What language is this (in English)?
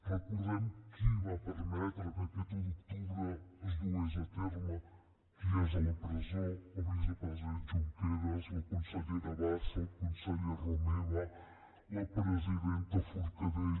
Catalan